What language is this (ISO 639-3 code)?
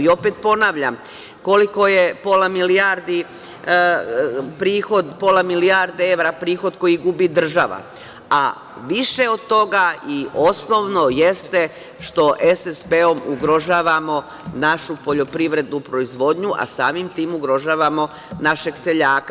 srp